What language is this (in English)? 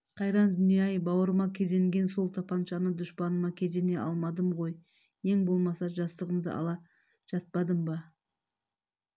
Kazakh